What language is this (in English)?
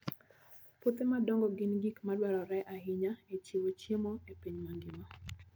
Luo (Kenya and Tanzania)